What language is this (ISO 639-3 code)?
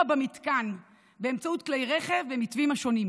heb